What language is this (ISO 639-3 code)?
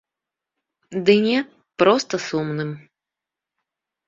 bel